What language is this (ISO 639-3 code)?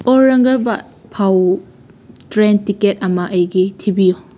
mni